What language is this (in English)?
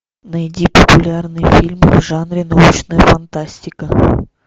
Russian